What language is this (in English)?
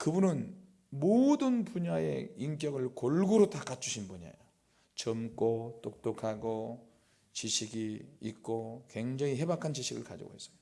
Korean